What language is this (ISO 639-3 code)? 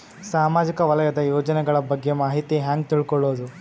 kan